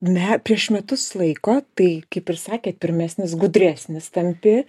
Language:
Lithuanian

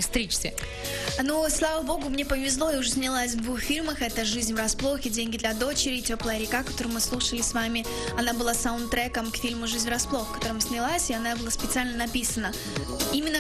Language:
Russian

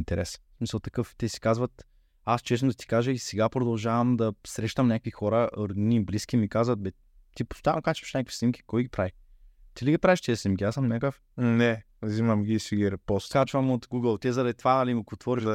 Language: Bulgarian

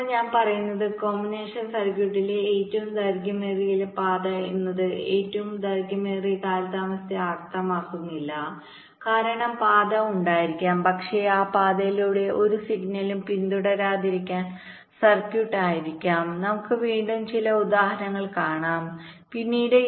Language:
Malayalam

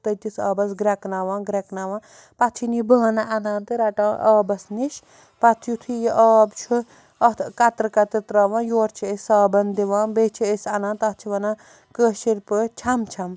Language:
Kashmiri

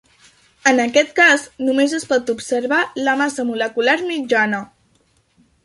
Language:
Catalan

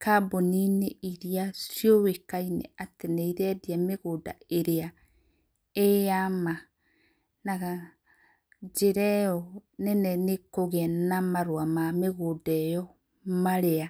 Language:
Kikuyu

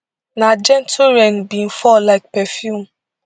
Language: Nigerian Pidgin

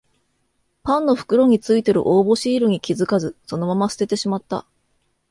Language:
Japanese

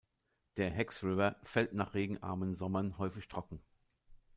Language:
German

